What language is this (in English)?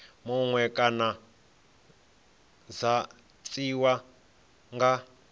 Venda